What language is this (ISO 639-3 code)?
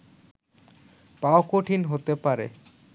ben